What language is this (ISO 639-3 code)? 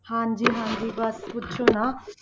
pan